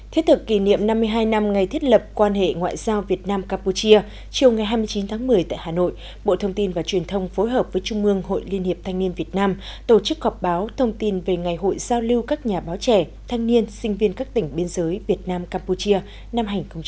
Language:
Vietnamese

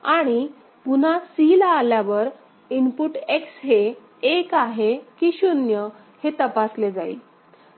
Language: Marathi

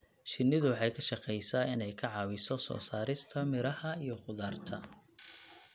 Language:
Somali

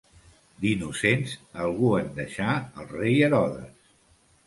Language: Catalan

